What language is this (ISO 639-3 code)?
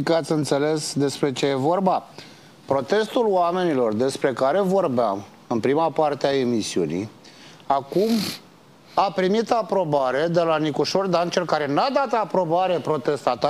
ron